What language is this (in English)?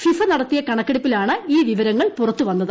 Malayalam